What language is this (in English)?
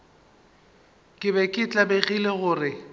Northern Sotho